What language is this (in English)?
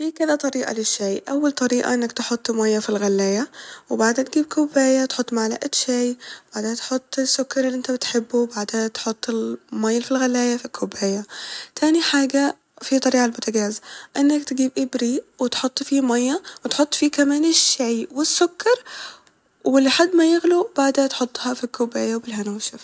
Egyptian Arabic